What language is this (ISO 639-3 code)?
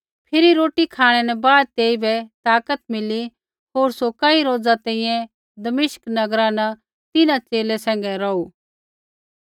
kfx